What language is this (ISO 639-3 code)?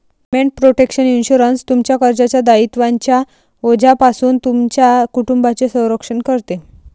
mar